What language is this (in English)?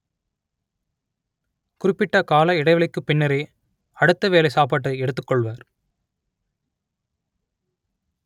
Tamil